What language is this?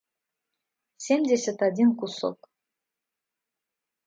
Russian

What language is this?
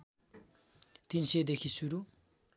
Nepali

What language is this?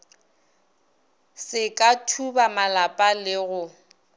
Northern Sotho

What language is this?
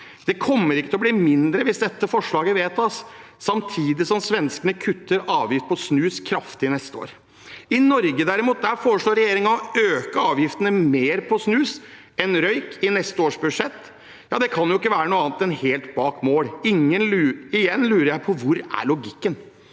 Norwegian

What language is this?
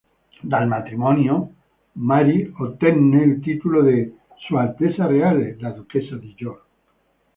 Italian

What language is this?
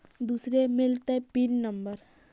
Magahi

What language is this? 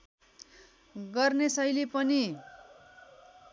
Nepali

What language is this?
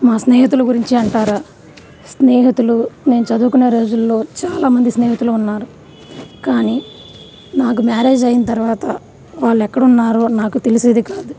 Telugu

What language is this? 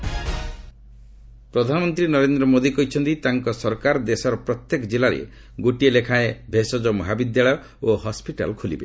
Odia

